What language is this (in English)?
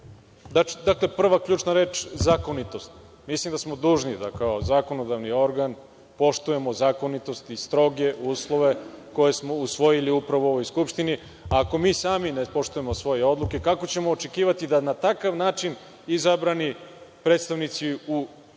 Serbian